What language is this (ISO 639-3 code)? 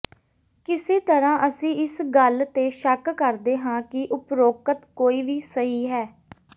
pan